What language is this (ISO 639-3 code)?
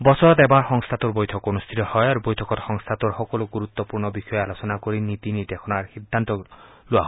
asm